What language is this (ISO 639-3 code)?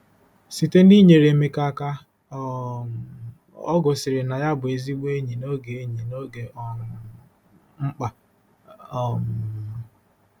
ibo